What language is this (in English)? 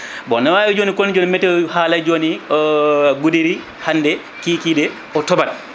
Fula